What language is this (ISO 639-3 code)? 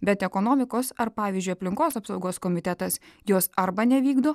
lit